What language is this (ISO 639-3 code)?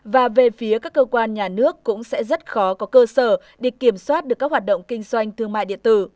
vie